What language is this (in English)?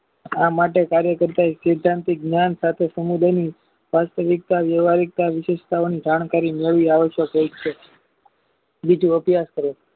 Gujarati